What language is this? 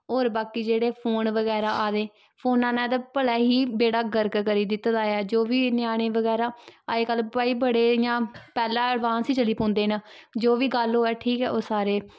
Dogri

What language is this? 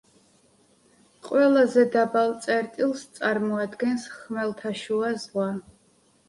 Georgian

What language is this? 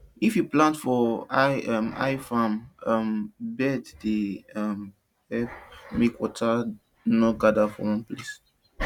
Nigerian Pidgin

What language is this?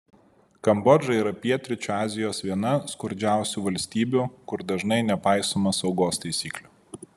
Lithuanian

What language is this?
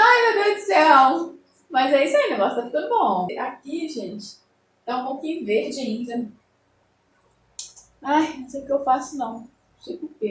Portuguese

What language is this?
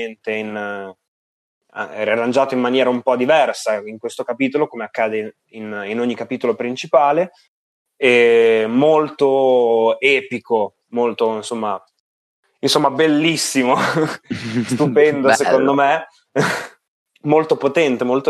Italian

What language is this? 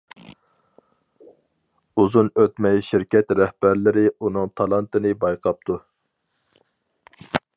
Uyghur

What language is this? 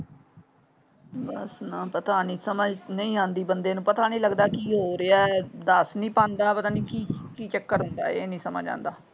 Punjabi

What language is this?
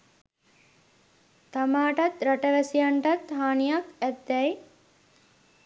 Sinhala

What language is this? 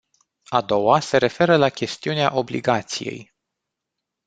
Romanian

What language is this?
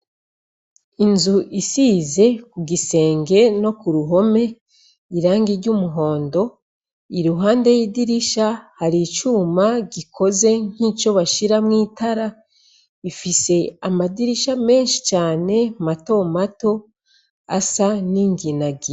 Rundi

